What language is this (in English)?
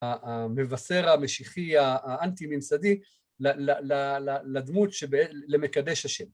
Hebrew